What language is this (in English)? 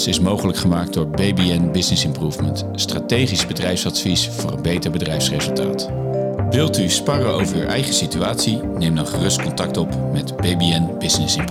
Dutch